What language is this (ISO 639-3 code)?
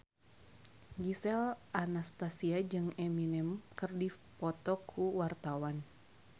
sun